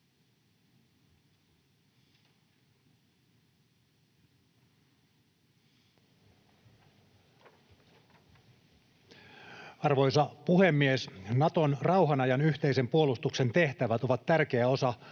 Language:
Finnish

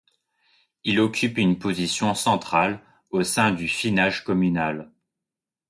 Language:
French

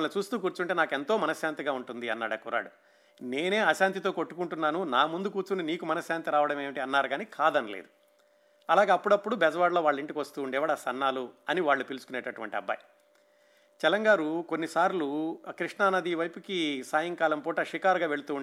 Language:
Telugu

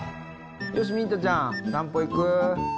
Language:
Japanese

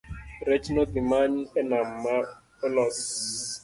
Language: Luo (Kenya and Tanzania)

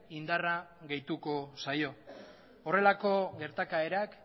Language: Basque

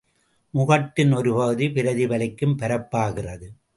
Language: Tamil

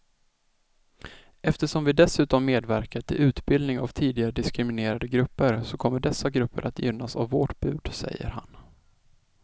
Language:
Swedish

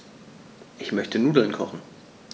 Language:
German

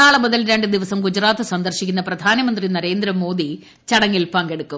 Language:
Malayalam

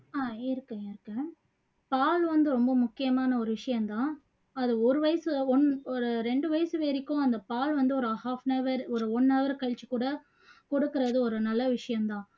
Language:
Tamil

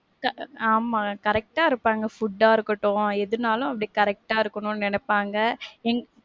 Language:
Tamil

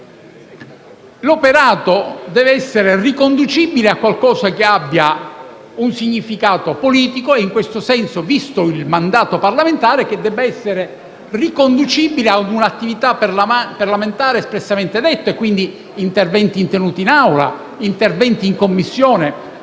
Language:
Italian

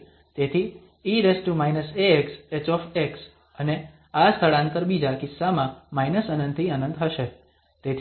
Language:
Gujarati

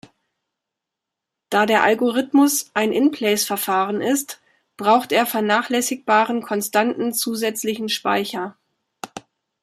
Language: German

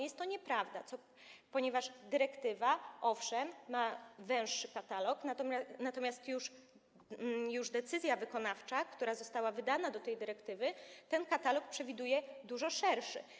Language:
Polish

